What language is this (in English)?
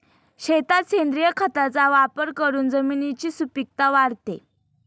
Marathi